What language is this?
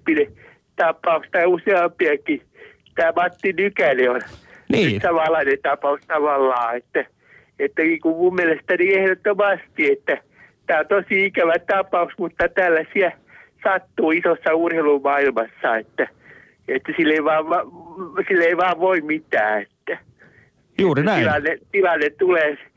Finnish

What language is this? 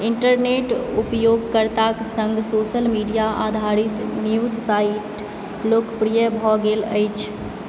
Maithili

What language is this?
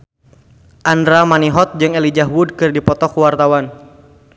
Sundanese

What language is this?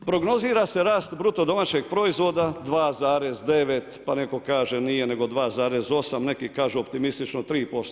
Croatian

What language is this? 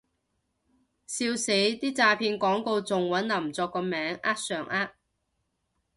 Cantonese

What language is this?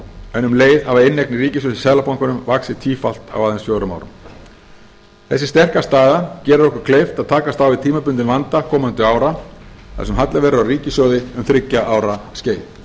Icelandic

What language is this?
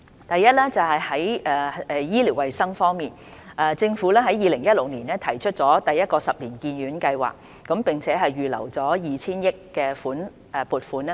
Cantonese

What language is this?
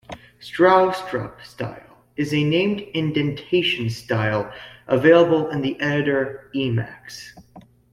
English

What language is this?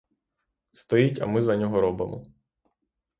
Ukrainian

